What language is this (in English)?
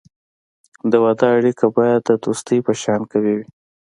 Pashto